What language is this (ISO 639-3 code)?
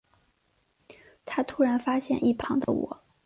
zho